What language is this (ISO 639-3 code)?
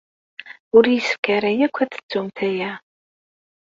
kab